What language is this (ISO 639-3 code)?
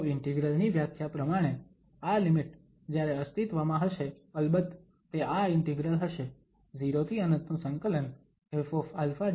guj